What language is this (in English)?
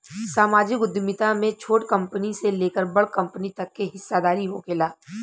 Bhojpuri